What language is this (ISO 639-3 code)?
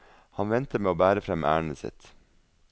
nor